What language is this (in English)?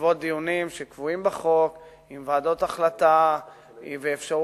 Hebrew